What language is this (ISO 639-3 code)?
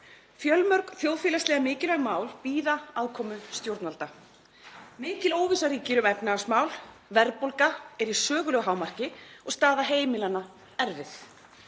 isl